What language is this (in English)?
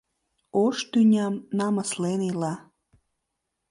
Mari